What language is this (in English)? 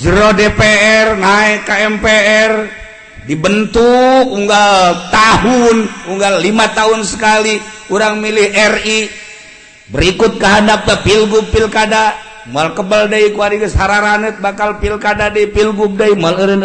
Indonesian